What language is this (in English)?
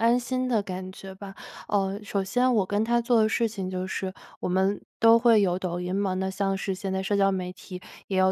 Chinese